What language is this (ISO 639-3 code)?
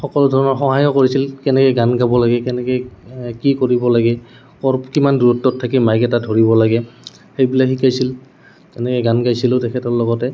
asm